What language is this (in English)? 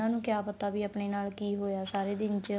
Punjabi